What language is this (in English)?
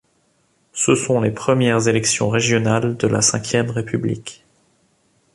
French